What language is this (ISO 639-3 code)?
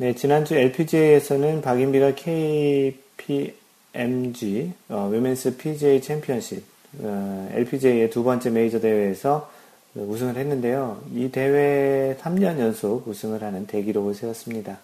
kor